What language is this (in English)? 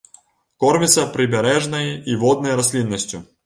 Belarusian